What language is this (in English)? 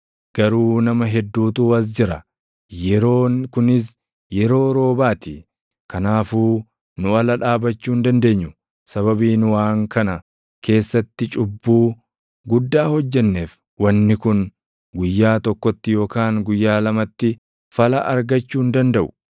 Oromo